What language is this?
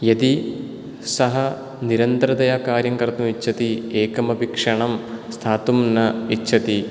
Sanskrit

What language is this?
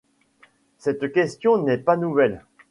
French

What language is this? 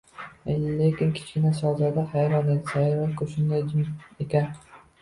Uzbek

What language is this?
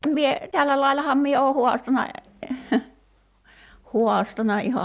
Finnish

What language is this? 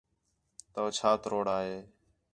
Khetrani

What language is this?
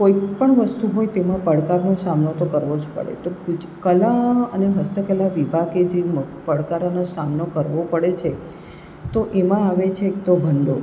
Gujarati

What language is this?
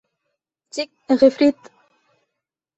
Bashkir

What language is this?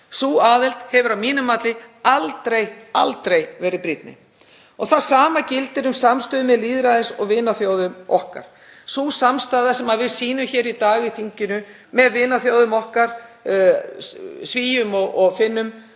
Icelandic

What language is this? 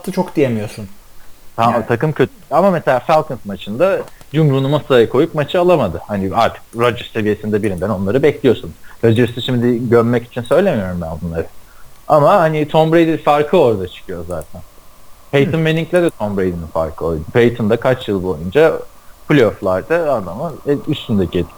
Turkish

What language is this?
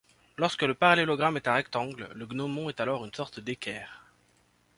French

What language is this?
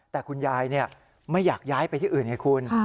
Thai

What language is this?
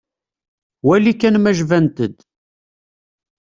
Kabyle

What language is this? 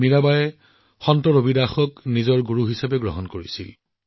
Assamese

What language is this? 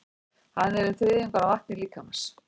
Icelandic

